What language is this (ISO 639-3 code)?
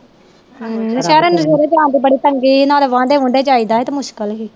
pan